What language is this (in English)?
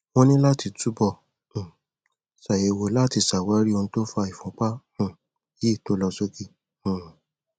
Yoruba